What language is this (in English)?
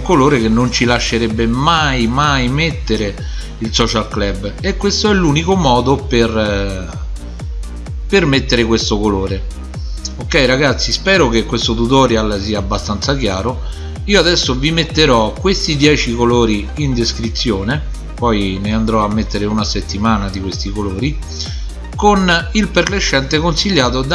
Italian